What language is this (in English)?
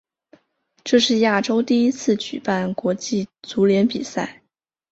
Chinese